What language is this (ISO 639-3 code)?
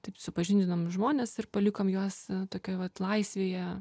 lit